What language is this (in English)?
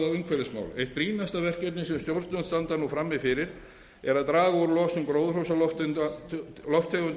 Icelandic